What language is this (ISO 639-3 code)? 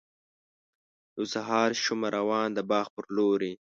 pus